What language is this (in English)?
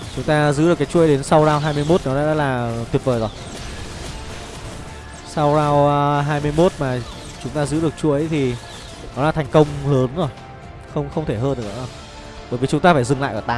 Vietnamese